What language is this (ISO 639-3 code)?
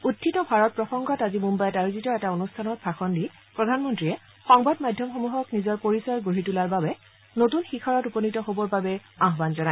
asm